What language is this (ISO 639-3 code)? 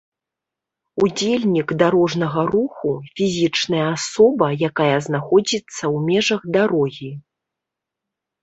bel